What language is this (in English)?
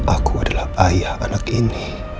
Indonesian